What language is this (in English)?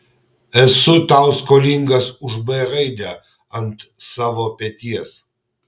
Lithuanian